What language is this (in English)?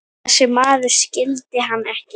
Icelandic